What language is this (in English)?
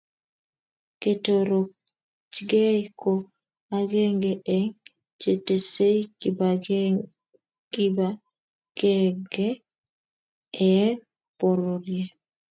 Kalenjin